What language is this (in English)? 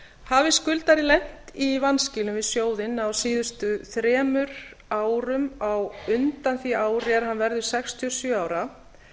Icelandic